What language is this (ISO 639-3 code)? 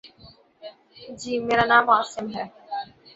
urd